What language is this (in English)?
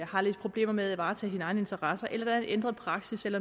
Danish